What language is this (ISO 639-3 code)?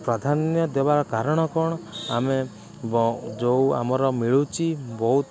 ori